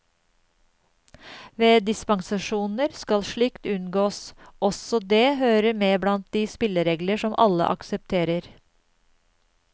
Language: Norwegian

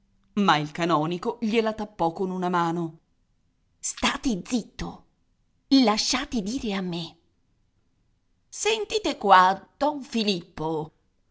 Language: Italian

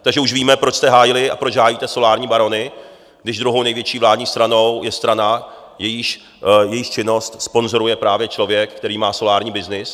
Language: Czech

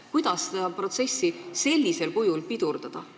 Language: Estonian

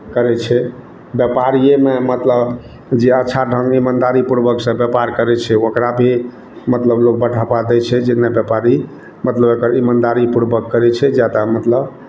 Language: Maithili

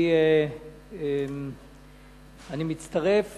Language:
Hebrew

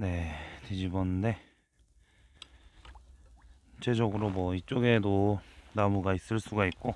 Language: Korean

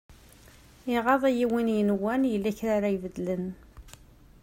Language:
Kabyle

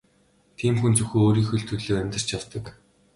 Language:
Mongolian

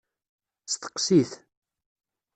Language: Kabyle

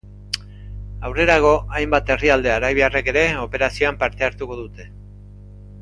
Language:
Basque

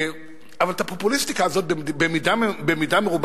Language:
Hebrew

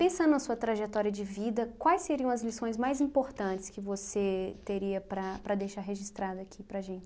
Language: Portuguese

